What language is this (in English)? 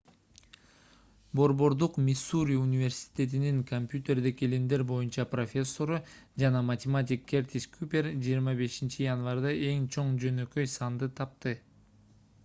Kyrgyz